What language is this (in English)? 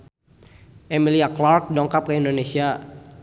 Sundanese